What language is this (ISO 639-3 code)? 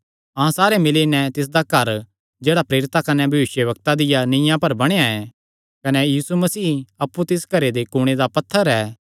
xnr